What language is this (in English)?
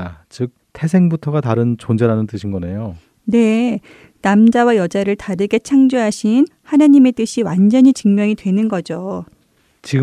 Korean